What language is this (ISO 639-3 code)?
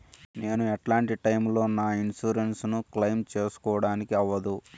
tel